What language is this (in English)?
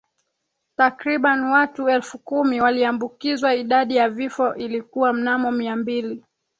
Swahili